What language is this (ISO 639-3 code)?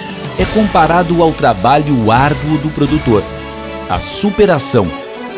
por